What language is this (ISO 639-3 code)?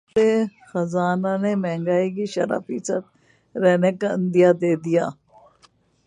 urd